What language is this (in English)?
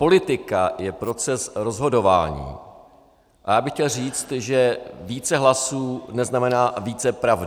Czech